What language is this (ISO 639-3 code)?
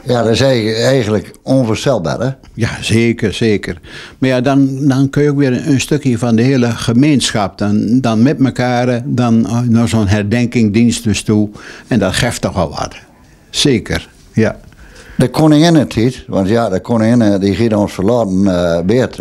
nld